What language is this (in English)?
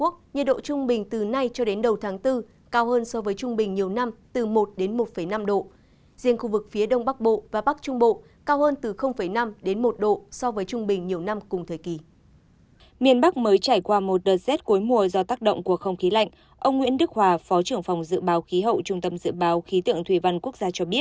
Vietnamese